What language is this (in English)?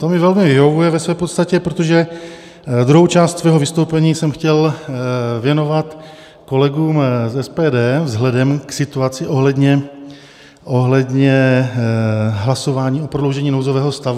Czech